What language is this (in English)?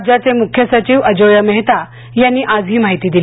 Marathi